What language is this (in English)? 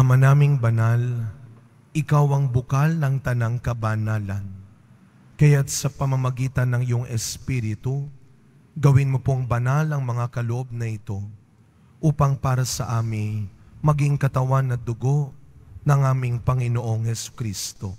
Filipino